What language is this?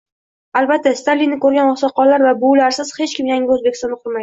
Uzbek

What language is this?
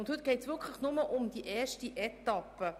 Swiss German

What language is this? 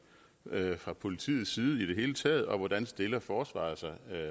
Danish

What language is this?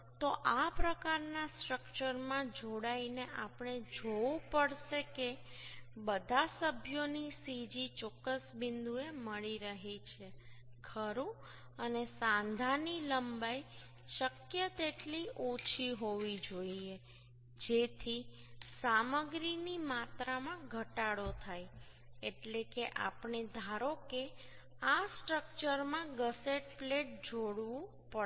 Gujarati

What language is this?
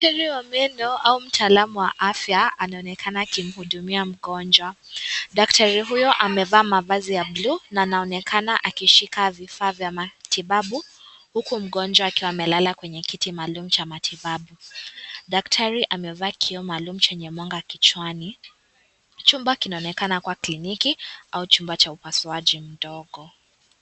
Swahili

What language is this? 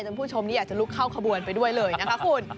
Thai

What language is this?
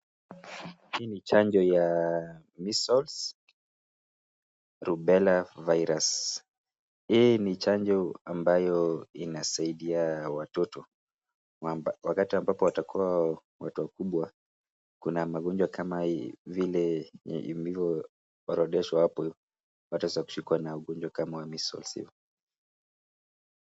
Swahili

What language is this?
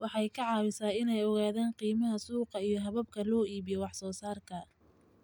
Somali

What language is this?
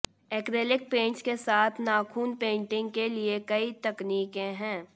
Hindi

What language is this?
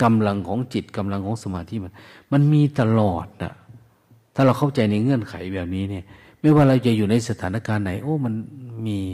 Thai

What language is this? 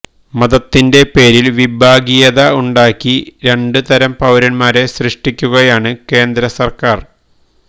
Malayalam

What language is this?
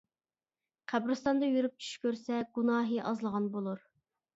Uyghur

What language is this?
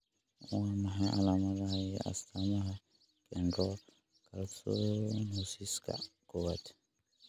Somali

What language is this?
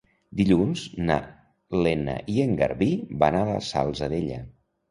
Catalan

